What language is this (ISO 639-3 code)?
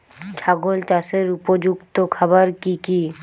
ben